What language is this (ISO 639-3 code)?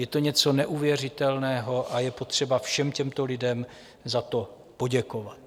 ces